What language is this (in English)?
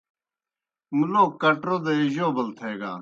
Kohistani Shina